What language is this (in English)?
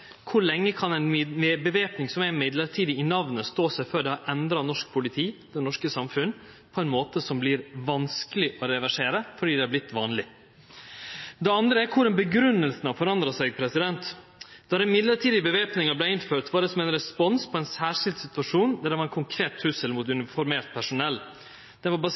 Norwegian Nynorsk